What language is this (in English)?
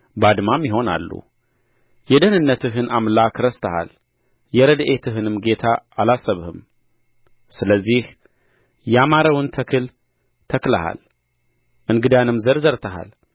Amharic